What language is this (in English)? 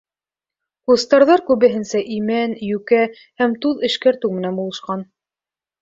Bashkir